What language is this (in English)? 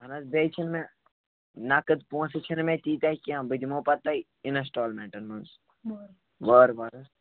Kashmiri